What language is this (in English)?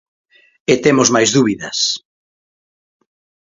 Galician